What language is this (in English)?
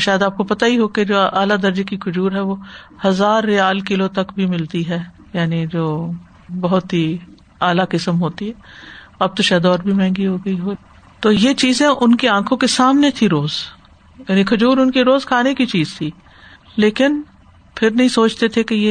Urdu